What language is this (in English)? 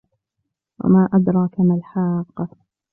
Arabic